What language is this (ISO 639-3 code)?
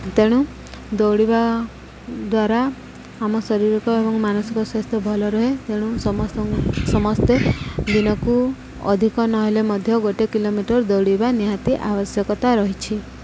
ori